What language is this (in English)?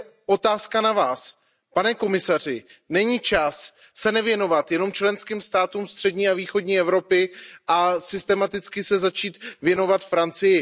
Czech